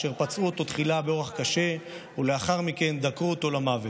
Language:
Hebrew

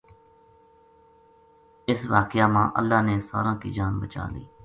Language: Gujari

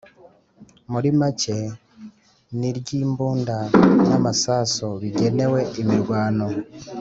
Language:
Kinyarwanda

